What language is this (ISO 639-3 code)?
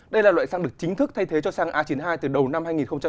vie